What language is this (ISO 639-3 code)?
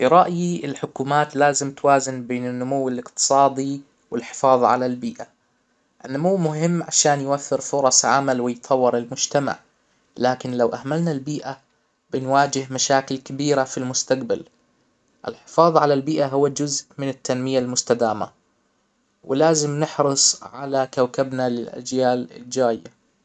acw